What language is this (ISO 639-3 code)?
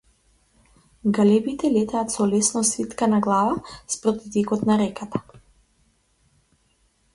mkd